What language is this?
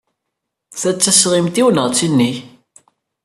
Kabyle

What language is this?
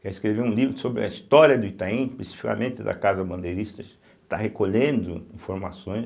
Portuguese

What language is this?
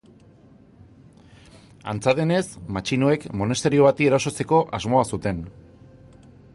Basque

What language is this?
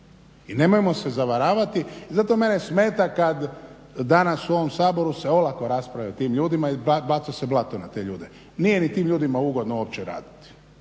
Croatian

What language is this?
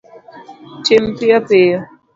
Luo (Kenya and Tanzania)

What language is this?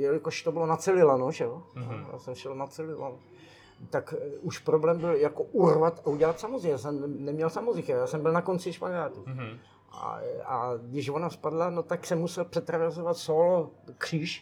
Czech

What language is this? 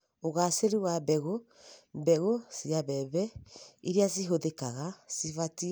Kikuyu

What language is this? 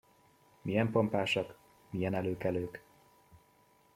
Hungarian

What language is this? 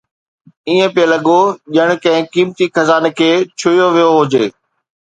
Sindhi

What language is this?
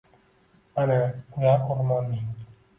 Uzbek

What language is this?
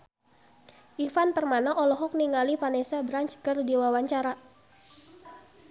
Sundanese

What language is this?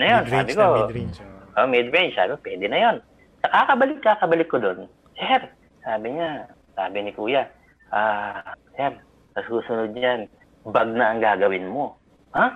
Filipino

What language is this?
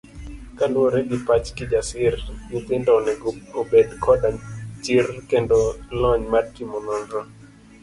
Luo (Kenya and Tanzania)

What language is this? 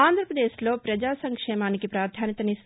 Telugu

